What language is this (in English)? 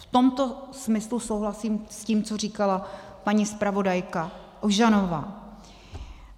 Czech